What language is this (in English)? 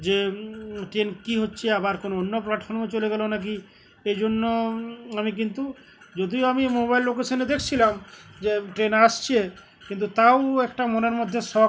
Bangla